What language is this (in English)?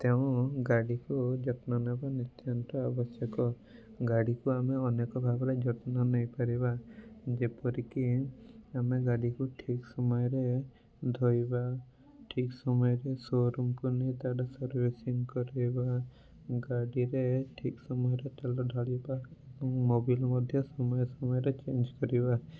Odia